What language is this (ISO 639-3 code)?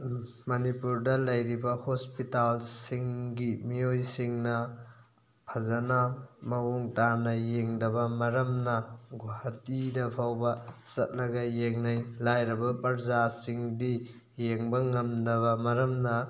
mni